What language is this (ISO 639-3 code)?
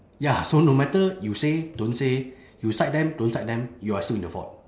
eng